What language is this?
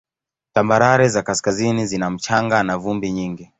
Swahili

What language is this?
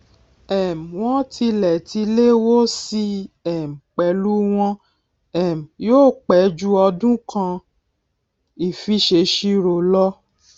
Yoruba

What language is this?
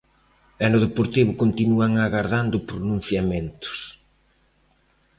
Galician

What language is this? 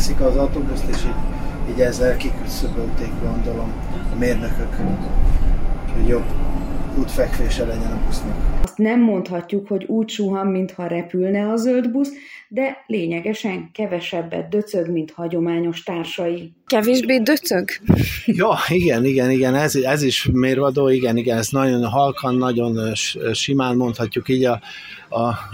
Hungarian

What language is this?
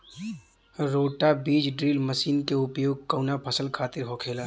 Bhojpuri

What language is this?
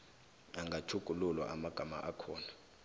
South Ndebele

